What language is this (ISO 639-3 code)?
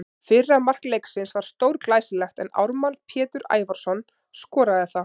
isl